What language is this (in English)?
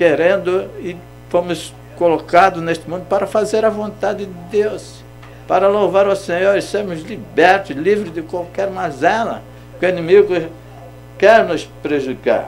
Portuguese